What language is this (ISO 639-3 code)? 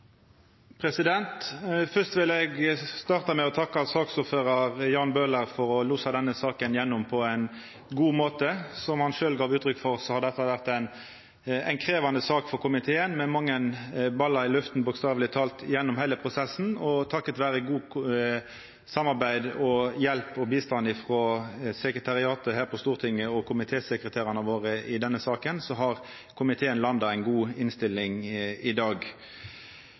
nno